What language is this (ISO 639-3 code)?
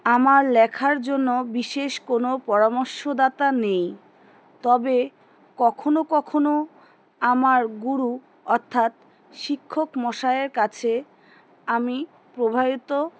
ben